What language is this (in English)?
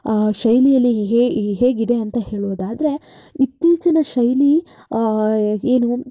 Kannada